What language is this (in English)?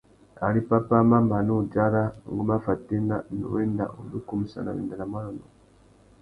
Tuki